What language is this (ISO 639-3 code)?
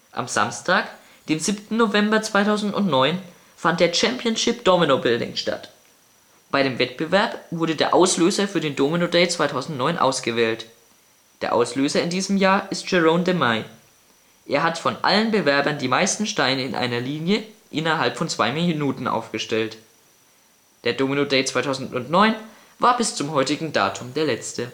deu